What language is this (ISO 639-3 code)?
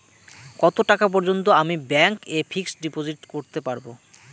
ben